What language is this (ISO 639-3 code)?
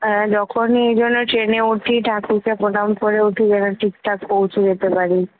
ben